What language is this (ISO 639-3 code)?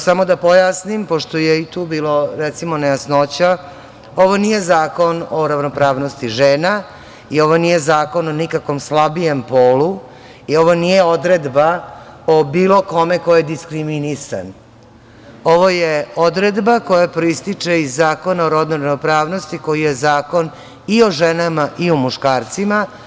srp